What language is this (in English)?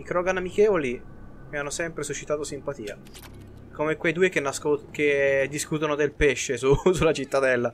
Italian